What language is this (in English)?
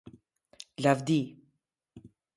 Albanian